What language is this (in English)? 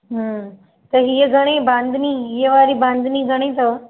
Sindhi